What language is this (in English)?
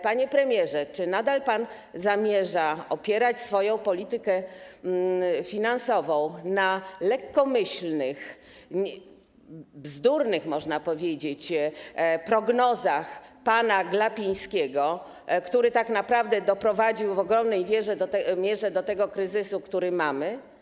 Polish